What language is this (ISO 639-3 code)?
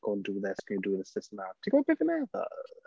cym